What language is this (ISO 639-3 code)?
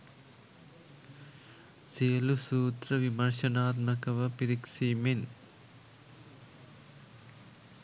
sin